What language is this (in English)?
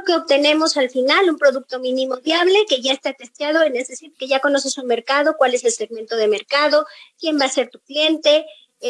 Spanish